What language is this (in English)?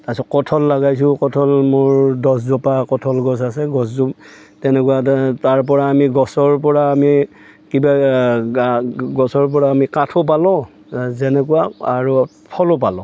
Assamese